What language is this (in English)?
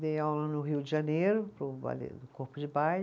Portuguese